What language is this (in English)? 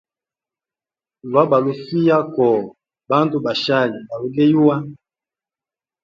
Hemba